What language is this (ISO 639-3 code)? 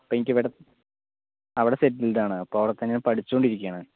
mal